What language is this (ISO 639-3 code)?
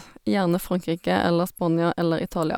nor